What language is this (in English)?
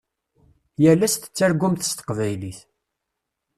Kabyle